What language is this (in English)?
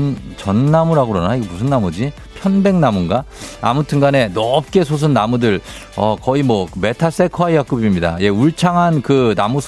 Korean